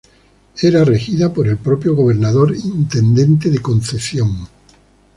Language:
Spanish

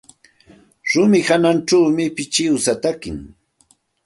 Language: Santa Ana de Tusi Pasco Quechua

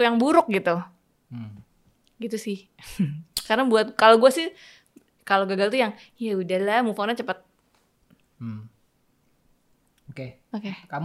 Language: Indonesian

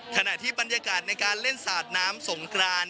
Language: Thai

